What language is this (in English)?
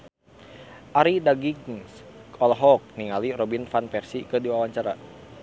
Sundanese